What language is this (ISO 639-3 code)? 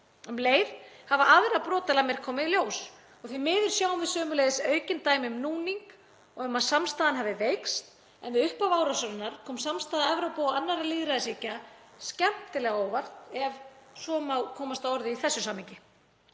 isl